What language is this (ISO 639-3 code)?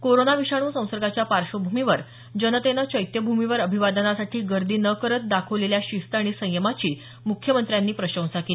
mar